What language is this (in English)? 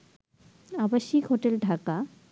Bangla